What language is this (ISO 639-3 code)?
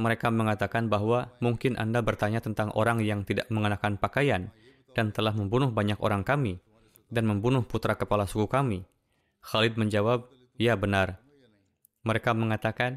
ind